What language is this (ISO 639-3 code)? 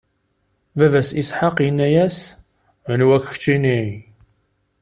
kab